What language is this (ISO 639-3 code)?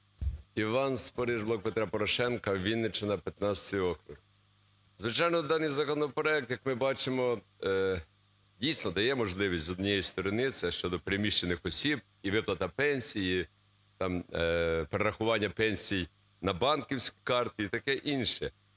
ukr